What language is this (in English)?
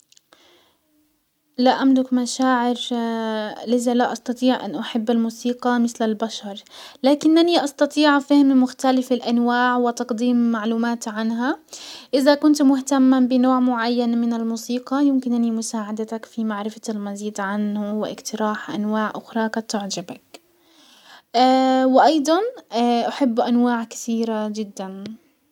Hijazi Arabic